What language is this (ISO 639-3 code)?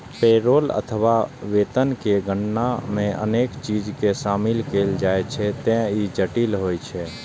mai